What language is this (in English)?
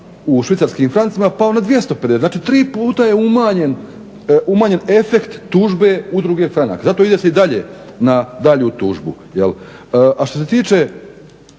Croatian